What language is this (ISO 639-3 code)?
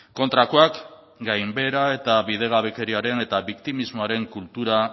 eus